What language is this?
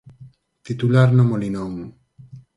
Galician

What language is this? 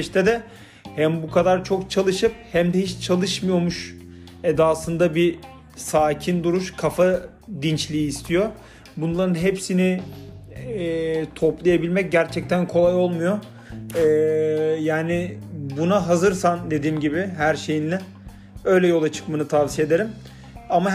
Turkish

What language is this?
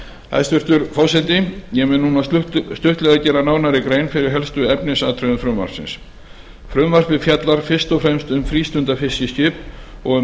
Icelandic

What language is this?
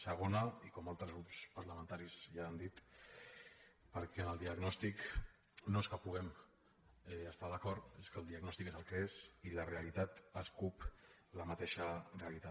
Catalan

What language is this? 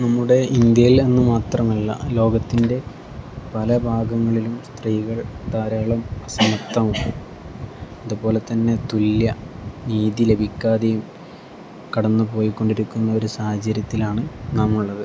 Malayalam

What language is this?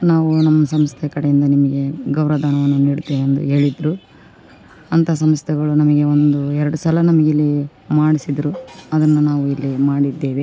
Kannada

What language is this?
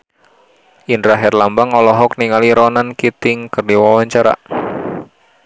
Sundanese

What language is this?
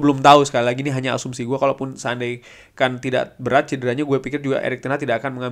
Indonesian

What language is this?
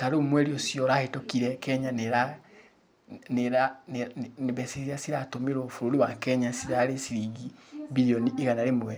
Kikuyu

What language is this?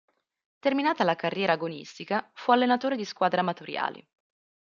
Italian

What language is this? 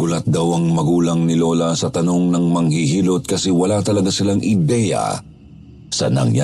Filipino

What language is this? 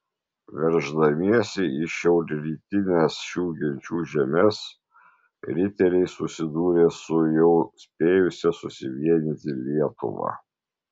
Lithuanian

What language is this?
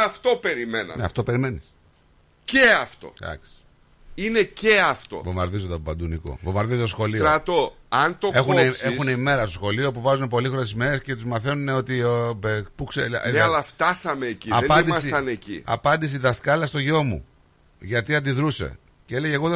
Greek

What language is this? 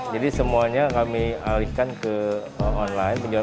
Indonesian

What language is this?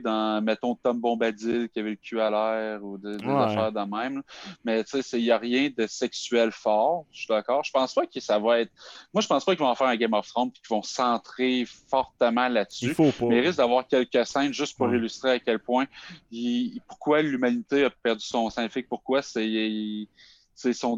French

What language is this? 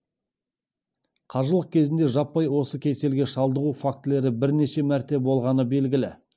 Kazakh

